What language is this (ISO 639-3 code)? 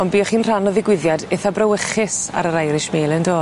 cym